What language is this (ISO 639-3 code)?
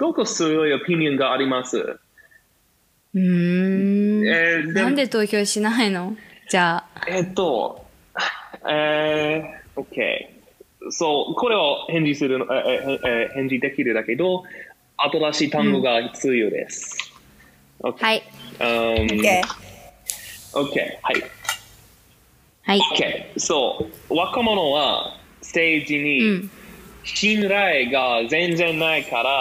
jpn